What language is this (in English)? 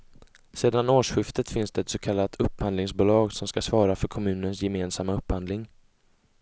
Swedish